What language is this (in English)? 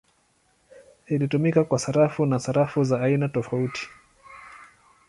Swahili